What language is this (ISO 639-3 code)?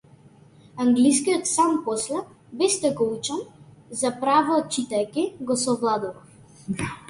mkd